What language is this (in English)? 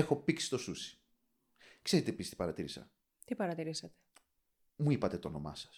Greek